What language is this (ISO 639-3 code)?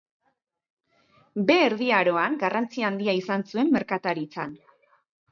eus